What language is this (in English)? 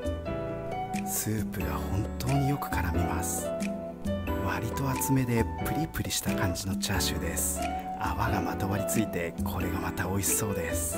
Japanese